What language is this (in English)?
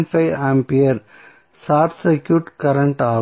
Tamil